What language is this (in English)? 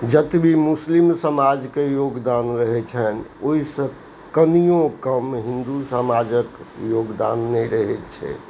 Maithili